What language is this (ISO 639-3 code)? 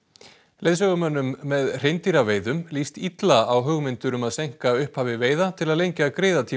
isl